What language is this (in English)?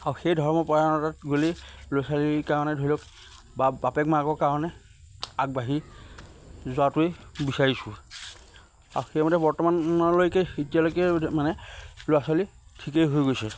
Assamese